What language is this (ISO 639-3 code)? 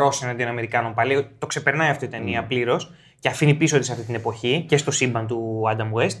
ell